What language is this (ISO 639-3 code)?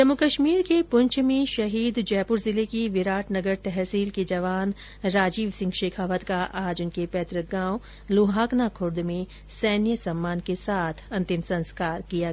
hin